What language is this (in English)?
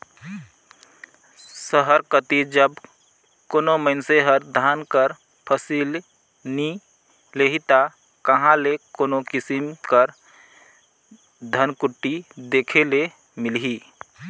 Chhattisgarhi